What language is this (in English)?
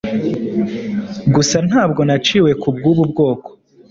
Kinyarwanda